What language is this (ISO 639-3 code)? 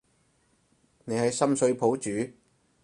yue